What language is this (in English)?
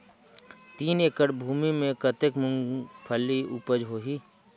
Chhattisgarhi